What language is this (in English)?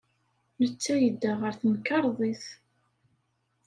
Kabyle